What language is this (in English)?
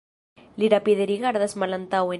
Esperanto